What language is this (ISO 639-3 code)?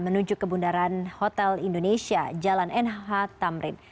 ind